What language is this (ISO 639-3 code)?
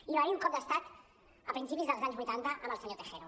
cat